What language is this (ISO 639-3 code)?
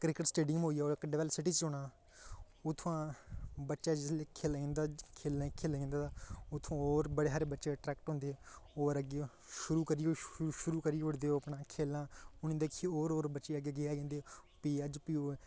doi